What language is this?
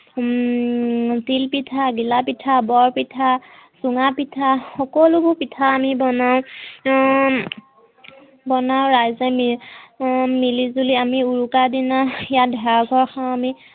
Assamese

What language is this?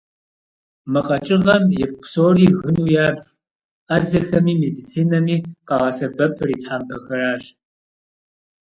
Kabardian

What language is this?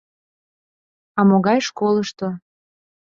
Mari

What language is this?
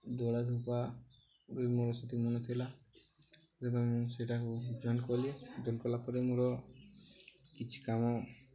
Odia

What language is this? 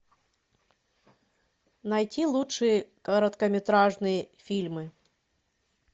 Russian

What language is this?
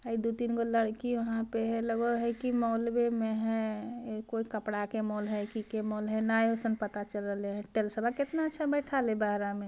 Magahi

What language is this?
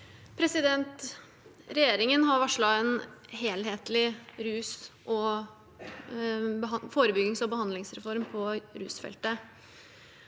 Norwegian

